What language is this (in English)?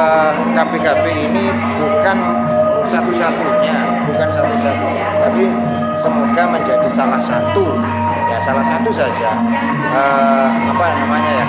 Indonesian